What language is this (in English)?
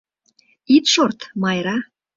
Mari